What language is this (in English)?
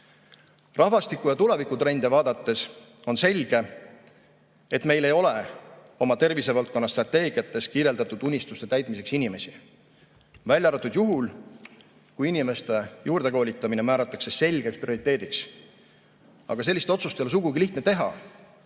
Estonian